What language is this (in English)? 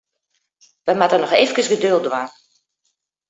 Western Frisian